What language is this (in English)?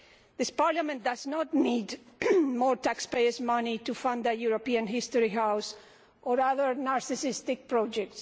English